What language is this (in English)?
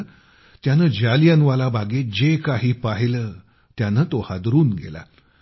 Marathi